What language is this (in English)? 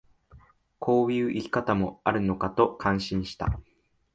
Japanese